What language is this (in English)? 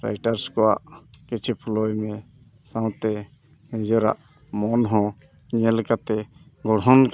Santali